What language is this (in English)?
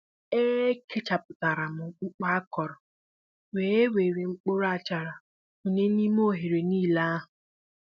Igbo